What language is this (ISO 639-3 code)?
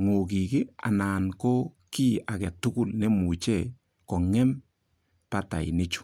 kln